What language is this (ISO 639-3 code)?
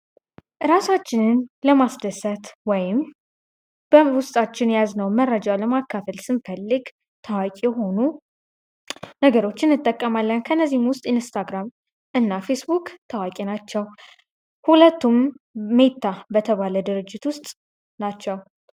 amh